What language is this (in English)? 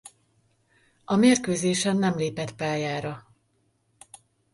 Hungarian